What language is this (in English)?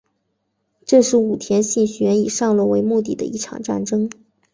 Chinese